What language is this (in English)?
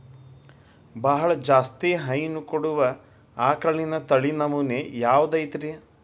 Kannada